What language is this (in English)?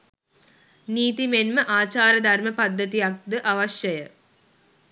Sinhala